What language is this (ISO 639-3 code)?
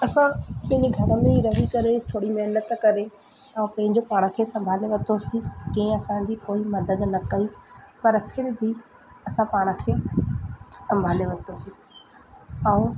snd